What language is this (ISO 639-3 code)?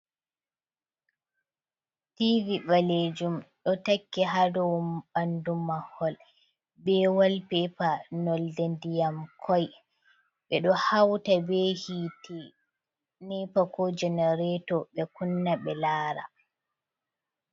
ful